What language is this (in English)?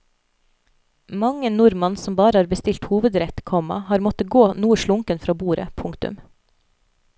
Norwegian